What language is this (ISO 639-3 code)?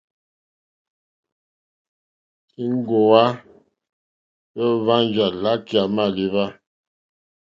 bri